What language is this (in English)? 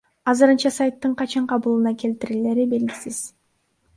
Kyrgyz